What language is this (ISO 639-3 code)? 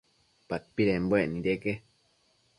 mcf